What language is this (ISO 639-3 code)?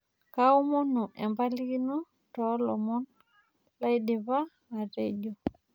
mas